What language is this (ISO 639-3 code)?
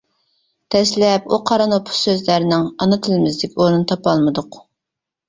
uig